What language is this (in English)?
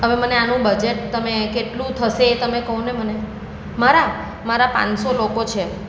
Gujarati